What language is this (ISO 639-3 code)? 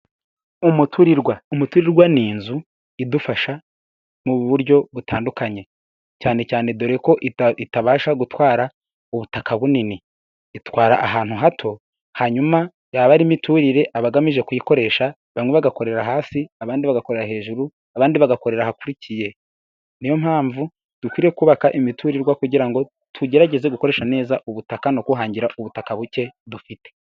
kin